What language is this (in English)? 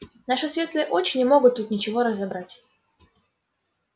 Russian